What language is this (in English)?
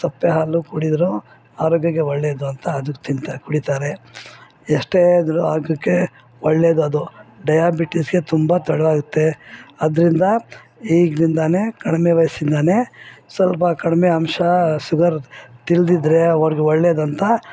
Kannada